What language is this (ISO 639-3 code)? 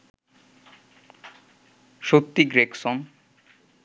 ben